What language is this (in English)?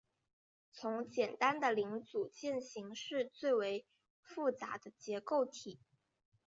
Chinese